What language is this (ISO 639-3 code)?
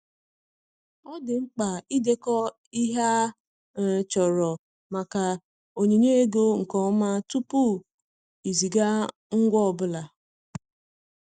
ibo